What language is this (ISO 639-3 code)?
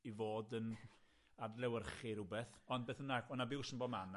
cym